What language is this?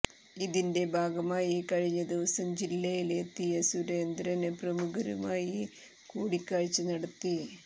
Malayalam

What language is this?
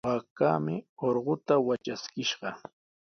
Sihuas Ancash Quechua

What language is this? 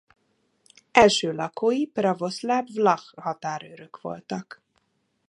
Hungarian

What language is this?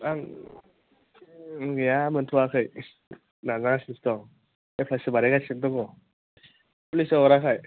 Bodo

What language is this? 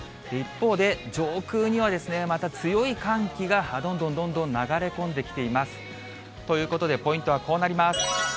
Japanese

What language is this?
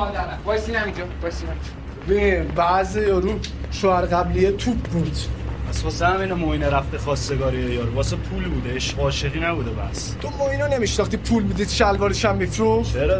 Persian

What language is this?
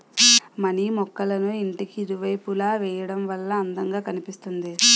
Telugu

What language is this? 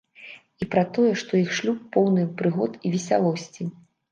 Belarusian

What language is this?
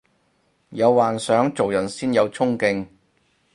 Cantonese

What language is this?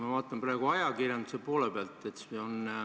Estonian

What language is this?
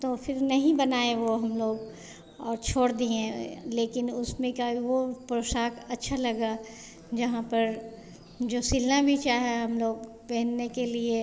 Hindi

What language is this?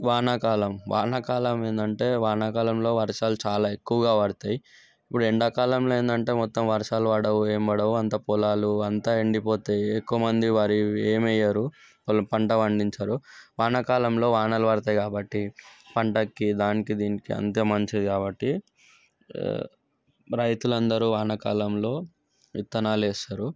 Telugu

